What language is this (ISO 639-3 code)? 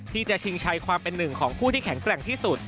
tha